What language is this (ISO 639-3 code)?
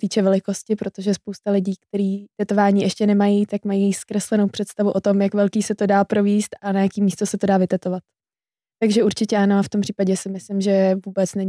ces